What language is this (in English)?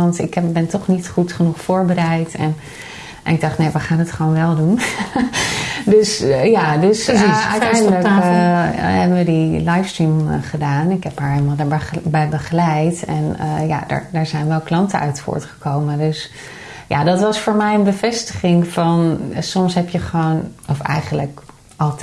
Dutch